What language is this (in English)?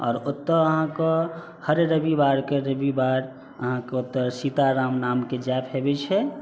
Maithili